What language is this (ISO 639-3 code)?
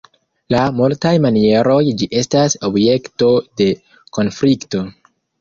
epo